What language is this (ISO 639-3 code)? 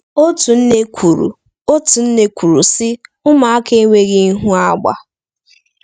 ibo